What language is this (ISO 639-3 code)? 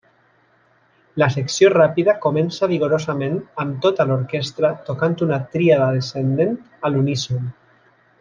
cat